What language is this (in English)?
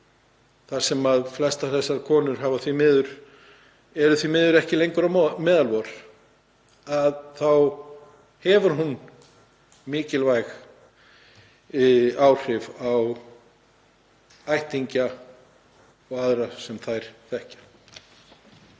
Icelandic